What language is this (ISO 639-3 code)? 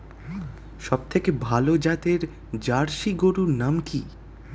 ben